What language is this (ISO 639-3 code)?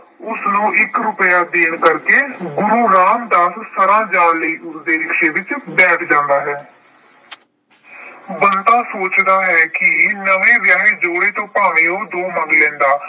pan